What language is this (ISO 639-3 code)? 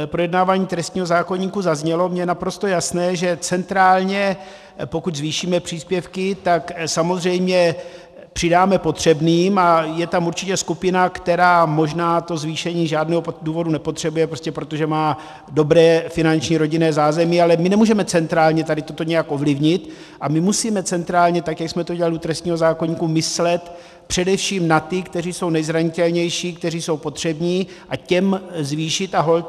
ces